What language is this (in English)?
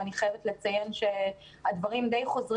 Hebrew